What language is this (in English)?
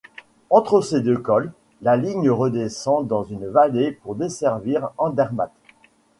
French